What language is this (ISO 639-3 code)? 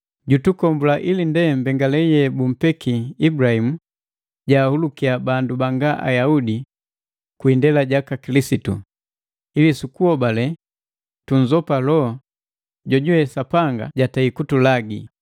mgv